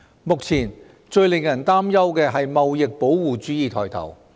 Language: Cantonese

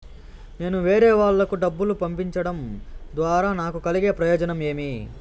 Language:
Telugu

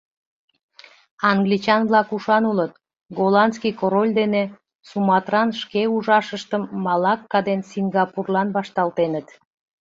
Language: Mari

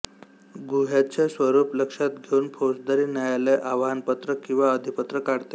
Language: Marathi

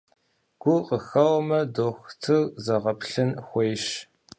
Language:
Kabardian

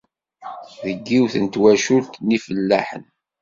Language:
Kabyle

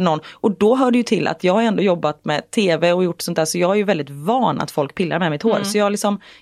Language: Swedish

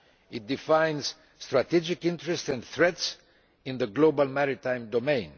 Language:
English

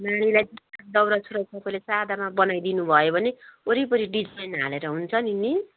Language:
Nepali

